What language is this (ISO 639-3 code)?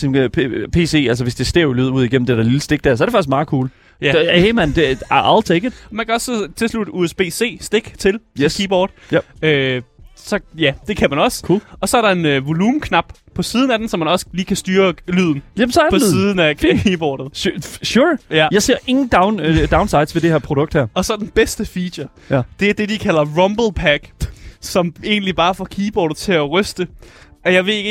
dan